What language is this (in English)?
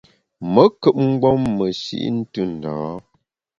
Bamun